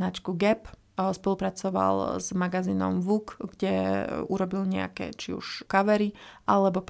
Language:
Slovak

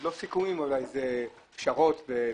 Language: Hebrew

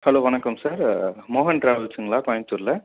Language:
Tamil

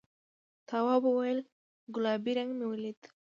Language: Pashto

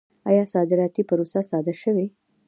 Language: Pashto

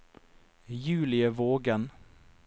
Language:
Norwegian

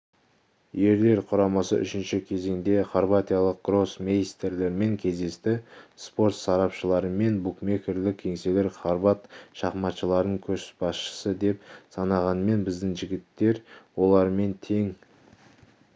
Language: Kazakh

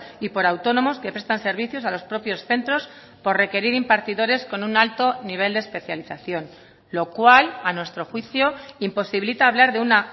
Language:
Spanish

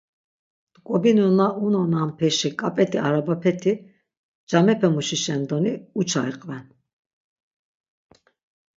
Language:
Laz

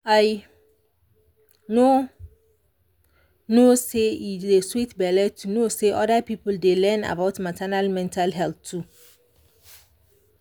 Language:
Nigerian Pidgin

